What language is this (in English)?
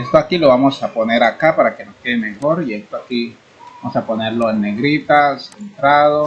Spanish